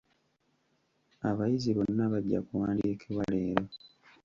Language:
Ganda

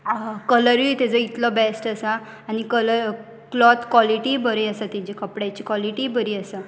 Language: Konkani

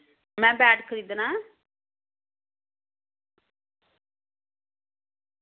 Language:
Dogri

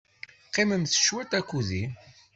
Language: Kabyle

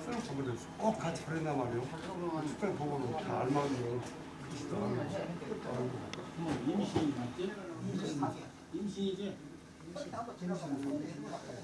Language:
Korean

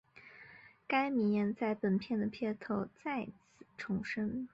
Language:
Chinese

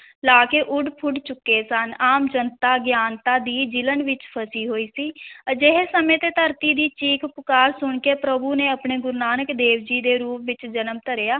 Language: Punjabi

